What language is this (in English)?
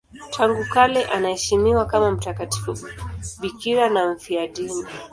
Swahili